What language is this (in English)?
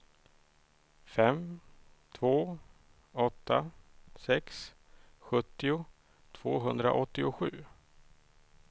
Swedish